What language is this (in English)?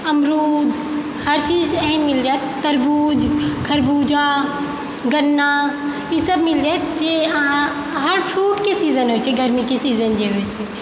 Maithili